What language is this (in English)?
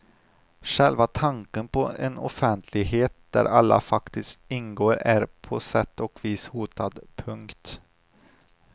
Swedish